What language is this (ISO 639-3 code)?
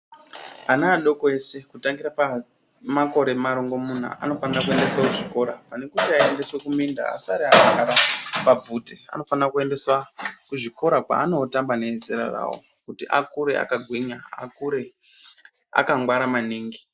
ndc